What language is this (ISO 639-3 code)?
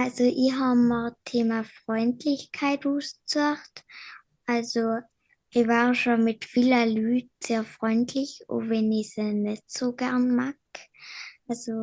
deu